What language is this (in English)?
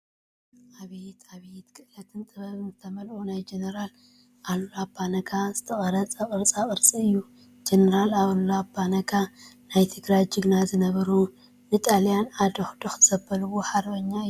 Tigrinya